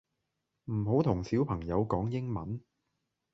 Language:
Cantonese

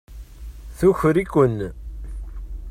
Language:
Kabyle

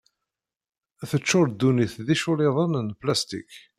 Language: Kabyle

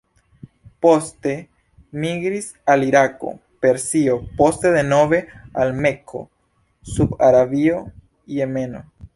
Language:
Esperanto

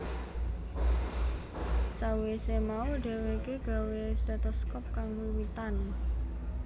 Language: Javanese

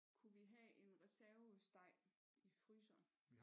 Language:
Danish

